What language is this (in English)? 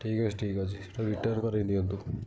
Odia